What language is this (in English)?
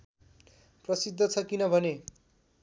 Nepali